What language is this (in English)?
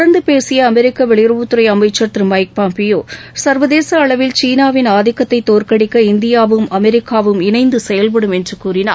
Tamil